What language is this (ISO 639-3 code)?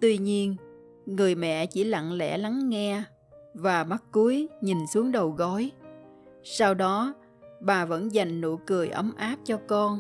vie